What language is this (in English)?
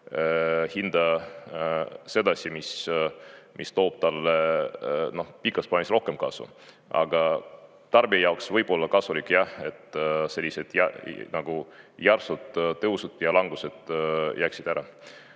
Estonian